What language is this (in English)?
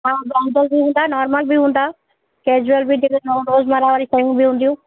Sindhi